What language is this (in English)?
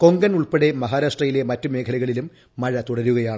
Malayalam